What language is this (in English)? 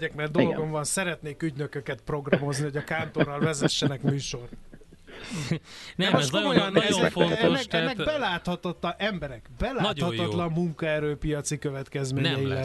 Hungarian